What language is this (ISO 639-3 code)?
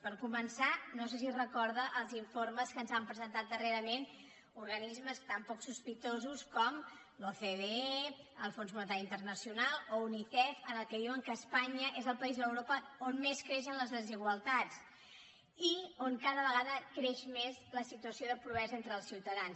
cat